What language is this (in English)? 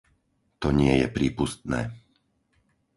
Slovak